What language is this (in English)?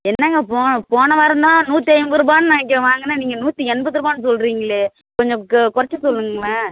Tamil